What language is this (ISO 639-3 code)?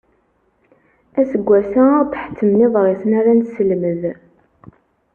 kab